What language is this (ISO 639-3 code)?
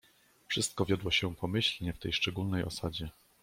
pol